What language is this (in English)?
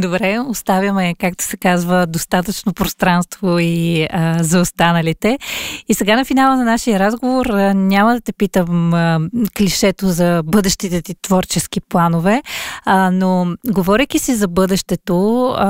Bulgarian